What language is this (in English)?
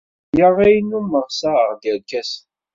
Kabyle